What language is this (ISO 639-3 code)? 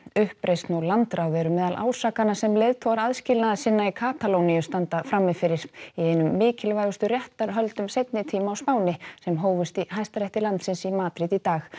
isl